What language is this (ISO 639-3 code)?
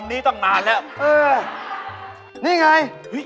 tha